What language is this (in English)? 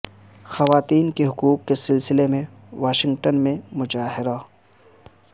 Urdu